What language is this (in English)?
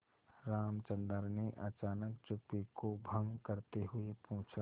Hindi